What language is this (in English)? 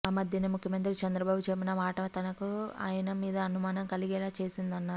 Telugu